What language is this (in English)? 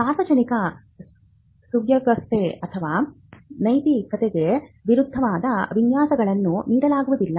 Kannada